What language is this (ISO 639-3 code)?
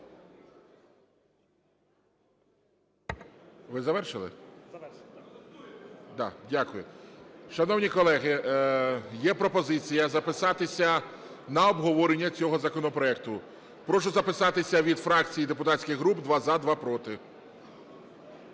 ukr